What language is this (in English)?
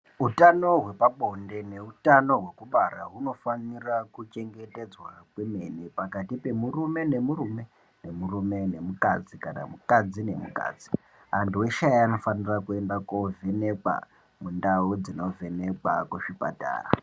Ndau